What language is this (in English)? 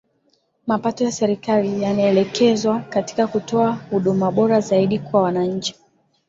Swahili